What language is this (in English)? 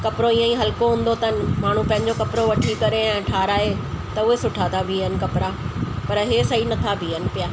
Sindhi